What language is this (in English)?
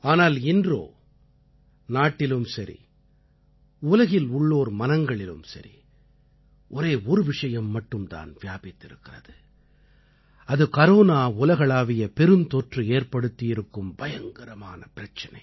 Tamil